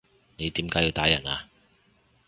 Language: Cantonese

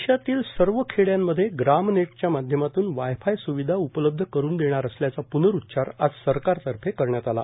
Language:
Marathi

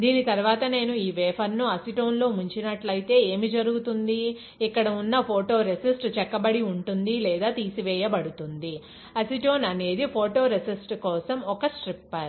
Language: Telugu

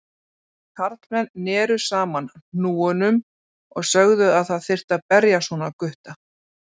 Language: Icelandic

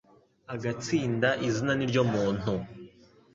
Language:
Kinyarwanda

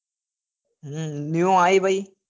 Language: Gujarati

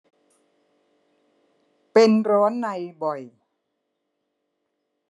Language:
Thai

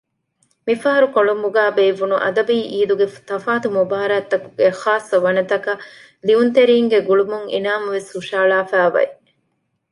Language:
Divehi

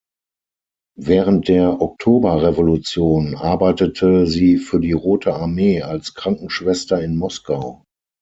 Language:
German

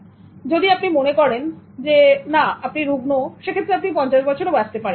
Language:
Bangla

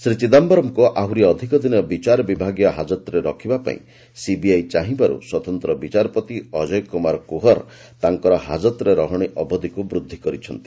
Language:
Odia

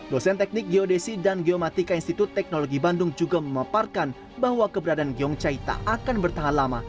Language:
Indonesian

